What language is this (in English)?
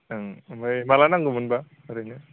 Bodo